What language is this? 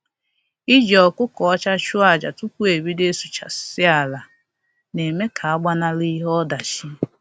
Igbo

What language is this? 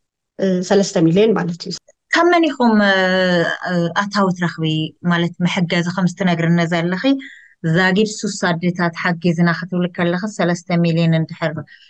Arabic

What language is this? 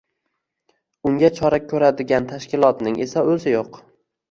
Uzbek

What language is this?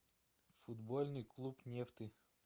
Russian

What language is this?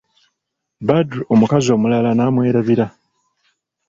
Ganda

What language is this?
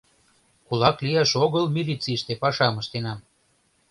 Mari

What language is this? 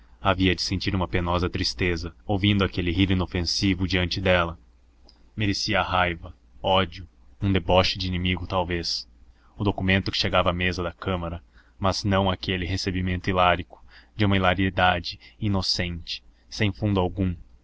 Portuguese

